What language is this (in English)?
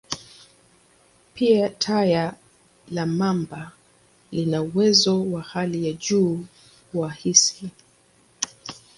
Swahili